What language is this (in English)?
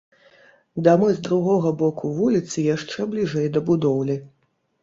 Belarusian